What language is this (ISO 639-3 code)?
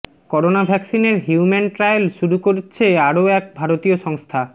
ben